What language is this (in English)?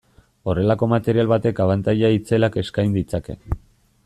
Basque